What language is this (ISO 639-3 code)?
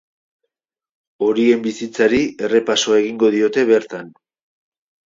eus